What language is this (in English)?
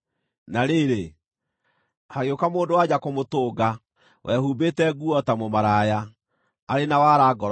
Kikuyu